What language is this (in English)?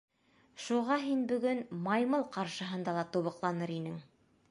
Bashkir